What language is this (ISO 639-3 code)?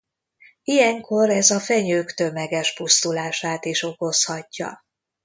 hun